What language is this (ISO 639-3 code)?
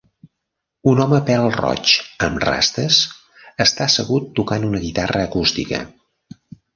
cat